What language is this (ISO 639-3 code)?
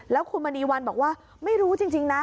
tha